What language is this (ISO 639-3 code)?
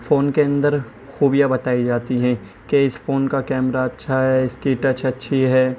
urd